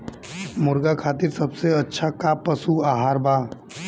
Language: Bhojpuri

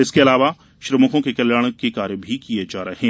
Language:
Hindi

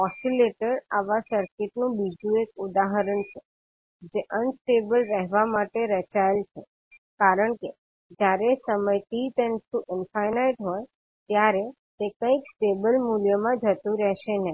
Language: Gujarati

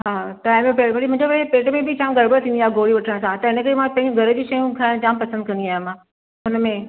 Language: Sindhi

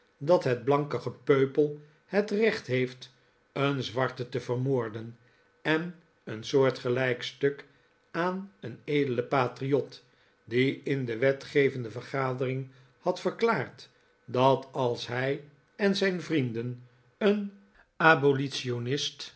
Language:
Dutch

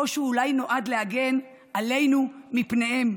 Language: Hebrew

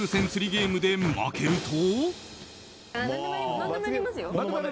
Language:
Japanese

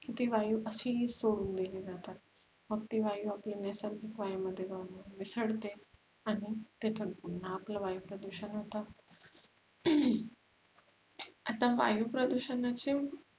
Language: Marathi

